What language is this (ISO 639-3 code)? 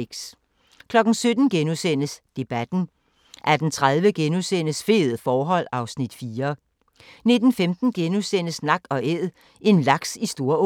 dan